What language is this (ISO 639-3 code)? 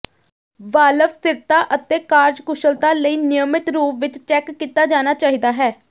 pan